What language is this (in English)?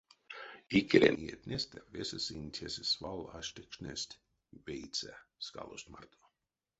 Erzya